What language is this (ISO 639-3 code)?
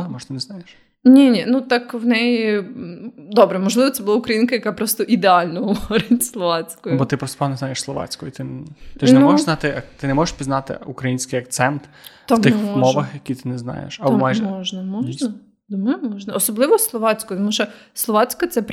ukr